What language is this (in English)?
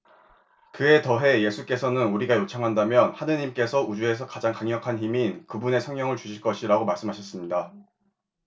Korean